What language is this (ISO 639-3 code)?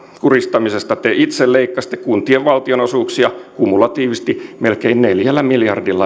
fin